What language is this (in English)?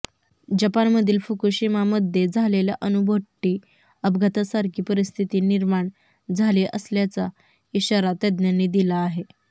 Marathi